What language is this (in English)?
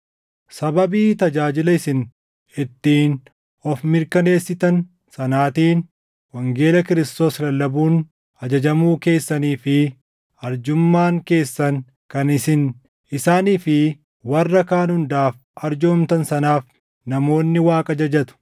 Oromo